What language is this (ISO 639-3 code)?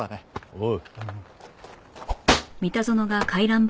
jpn